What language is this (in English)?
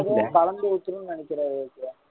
Tamil